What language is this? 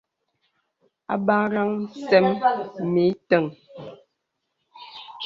Bebele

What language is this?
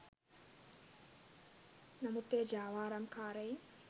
Sinhala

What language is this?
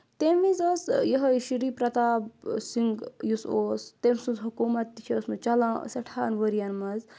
Kashmiri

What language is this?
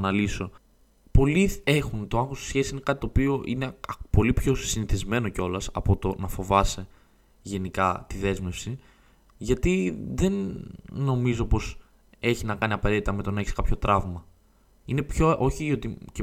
Greek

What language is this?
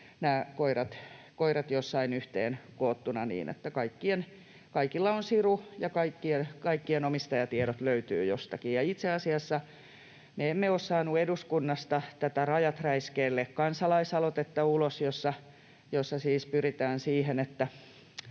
Finnish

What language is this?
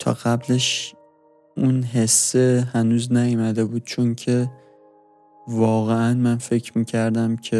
Persian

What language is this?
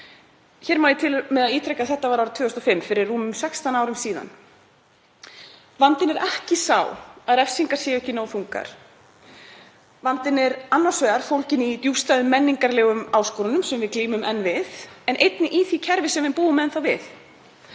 Icelandic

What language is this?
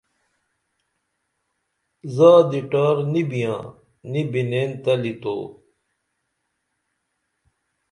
Dameli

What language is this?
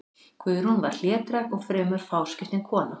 Icelandic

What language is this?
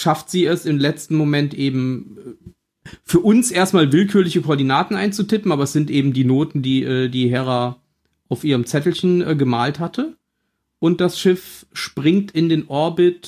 German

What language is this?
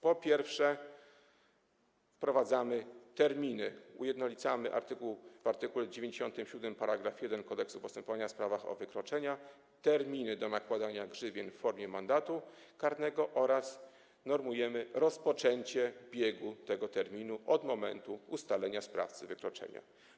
Polish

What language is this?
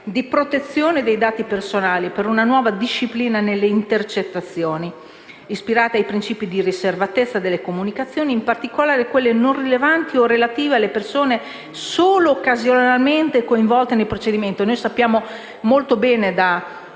Italian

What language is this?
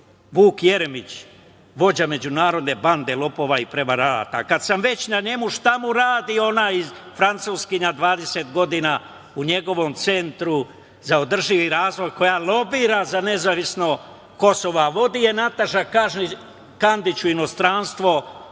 Serbian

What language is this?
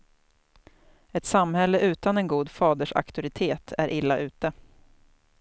Swedish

